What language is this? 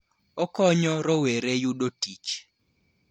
Luo (Kenya and Tanzania)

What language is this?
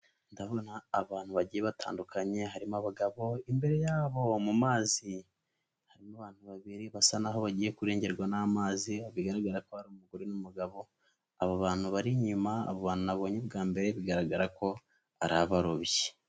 Kinyarwanda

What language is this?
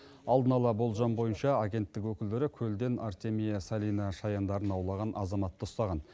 Kazakh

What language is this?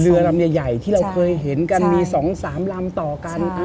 Thai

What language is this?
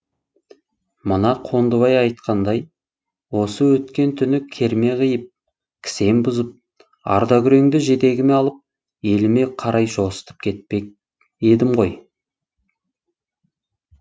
Kazakh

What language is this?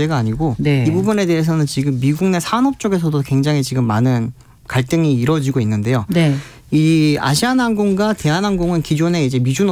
Korean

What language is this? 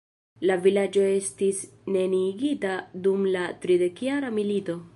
Esperanto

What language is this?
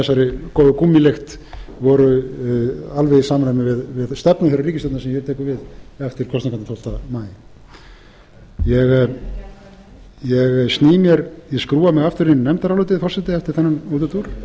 Icelandic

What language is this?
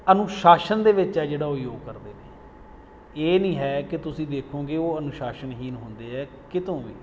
Punjabi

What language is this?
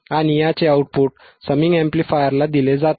Marathi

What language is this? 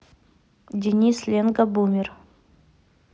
Russian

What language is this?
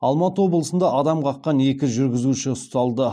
Kazakh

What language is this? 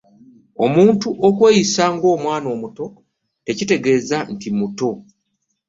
Ganda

